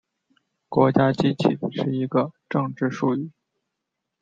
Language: Chinese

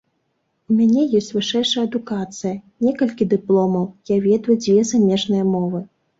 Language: Belarusian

